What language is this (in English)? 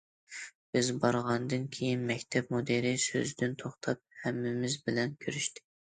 Uyghur